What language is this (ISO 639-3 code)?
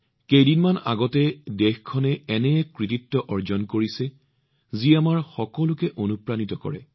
asm